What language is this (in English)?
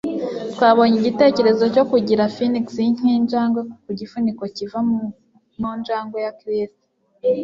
Kinyarwanda